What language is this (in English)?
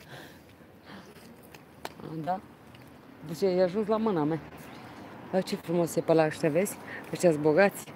Romanian